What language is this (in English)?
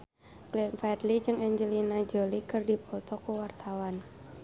Sundanese